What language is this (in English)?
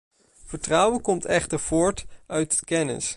Dutch